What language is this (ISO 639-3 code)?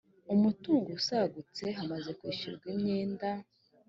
kin